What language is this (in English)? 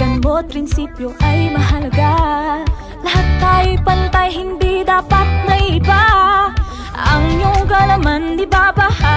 Thai